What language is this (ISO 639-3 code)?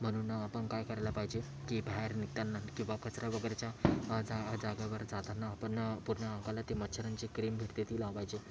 mar